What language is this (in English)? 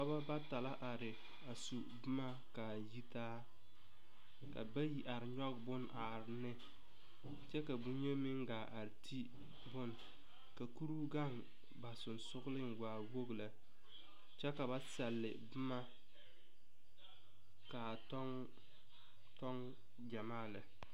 Southern Dagaare